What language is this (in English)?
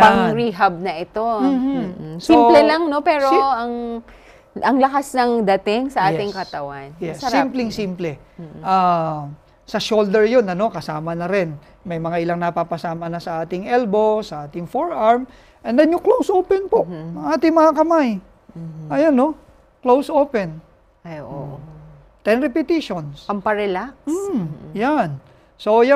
Filipino